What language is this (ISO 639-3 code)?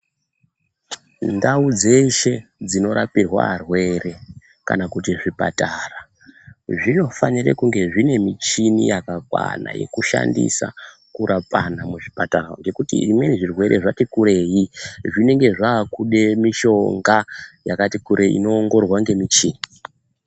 ndc